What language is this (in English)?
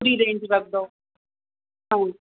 Sindhi